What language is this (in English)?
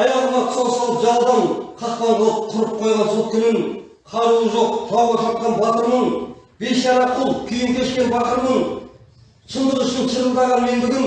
Turkish